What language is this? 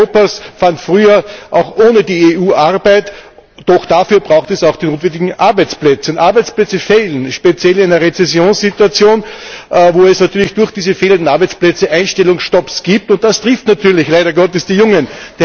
German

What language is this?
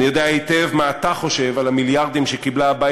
Hebrew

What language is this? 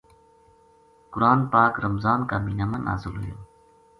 Gujari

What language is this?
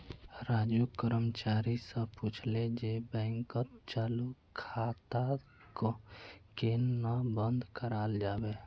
Magahi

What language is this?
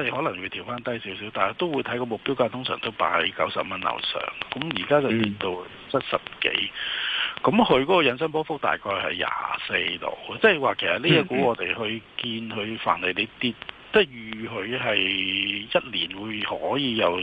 Chinese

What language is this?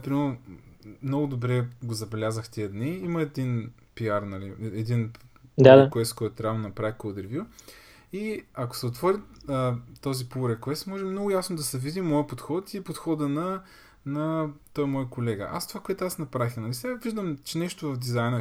Bulgarian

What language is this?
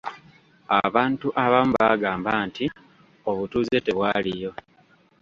Ganda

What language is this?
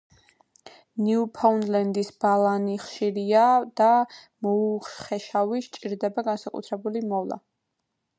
Georgian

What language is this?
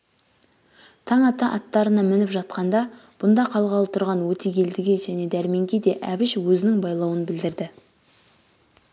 Kazakh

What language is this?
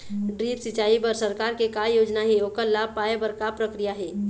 Chhattisgarhi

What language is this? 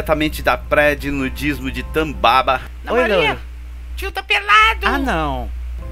Portuguese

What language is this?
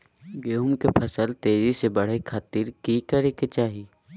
Magahi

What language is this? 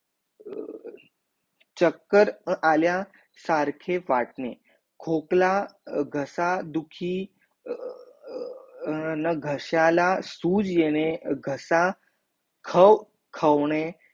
Marathi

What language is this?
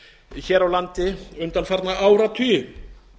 Icelandic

